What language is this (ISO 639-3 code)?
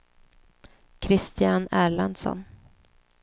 swe